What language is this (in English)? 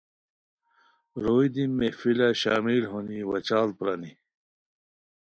Khowar